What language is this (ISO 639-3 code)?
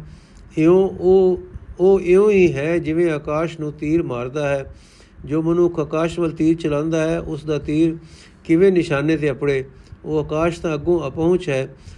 pan